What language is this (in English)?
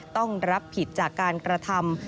Thai